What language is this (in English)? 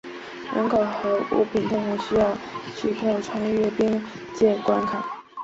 Chinese